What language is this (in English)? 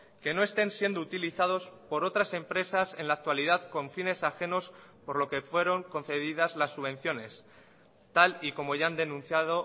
Spanish